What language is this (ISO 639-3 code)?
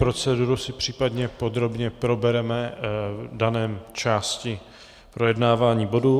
ces